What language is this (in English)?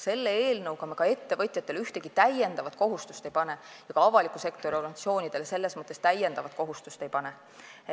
Estonian